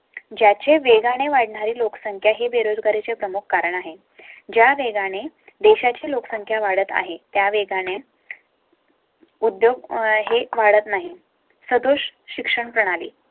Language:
Marathi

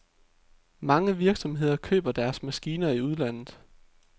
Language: Danish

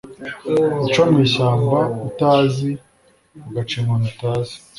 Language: Kinyarwanda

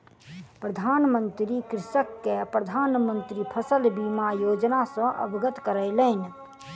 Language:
Maithili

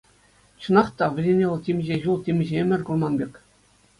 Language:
Chuvash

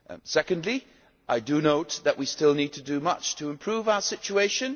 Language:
English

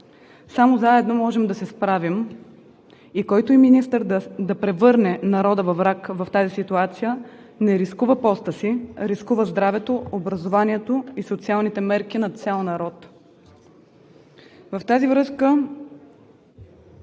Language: Bulgarian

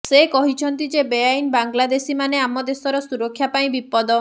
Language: Odia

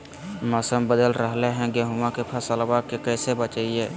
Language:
Magahi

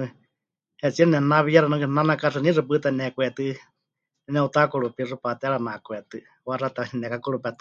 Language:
Huichol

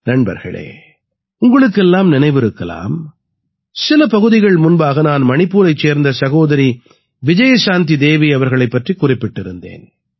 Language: Tamil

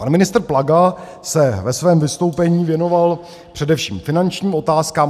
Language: Czech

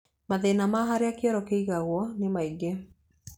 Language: Kikuyu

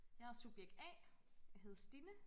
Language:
Danish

